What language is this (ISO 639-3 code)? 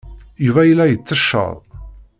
kab